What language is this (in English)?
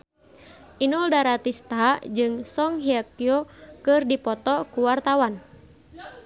Sundanese